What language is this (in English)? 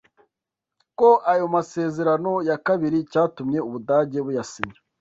Kinyarwanda